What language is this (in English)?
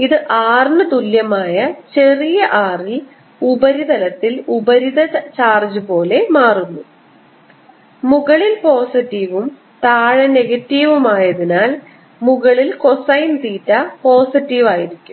Malayalam